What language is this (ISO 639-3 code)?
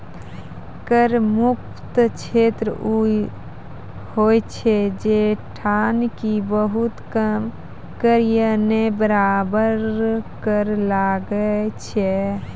mai